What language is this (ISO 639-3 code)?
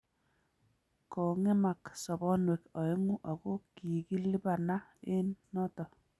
kln